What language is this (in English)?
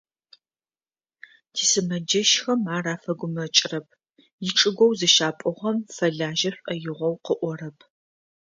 Adyghe